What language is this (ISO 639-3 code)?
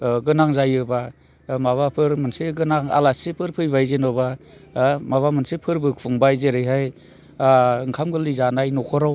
brx